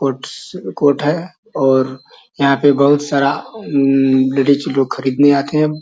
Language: Magahi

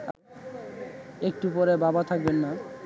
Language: Bangla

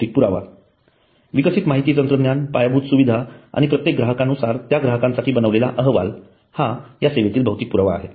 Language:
Marathi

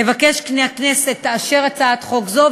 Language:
Hebrew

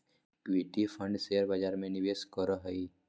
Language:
Magahi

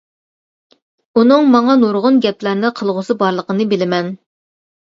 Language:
Uyghur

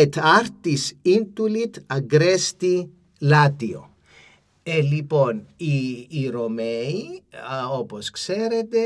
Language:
Greek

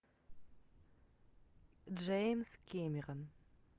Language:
Russian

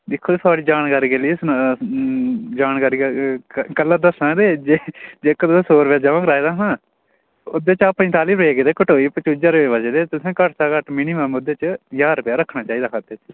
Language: Dogri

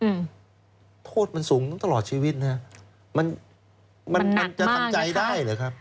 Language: Thai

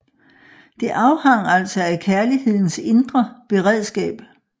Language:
Danish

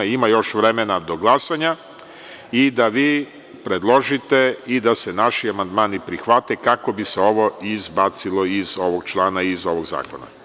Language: Serbian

